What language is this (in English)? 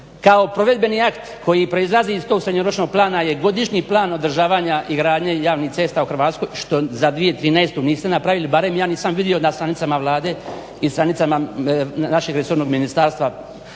Croatian